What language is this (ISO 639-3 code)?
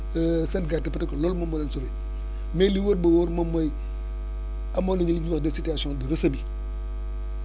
wol